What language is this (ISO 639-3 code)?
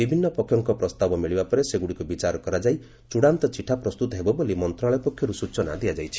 ori